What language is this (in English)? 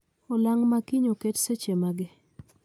Luo (Kenya and Tanzania)